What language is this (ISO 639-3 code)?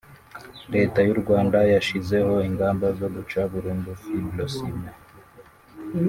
kin